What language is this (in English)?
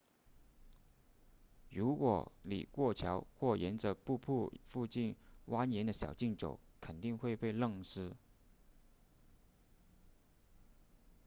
Chinese